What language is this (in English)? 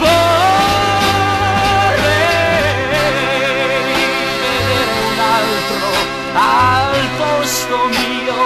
Italian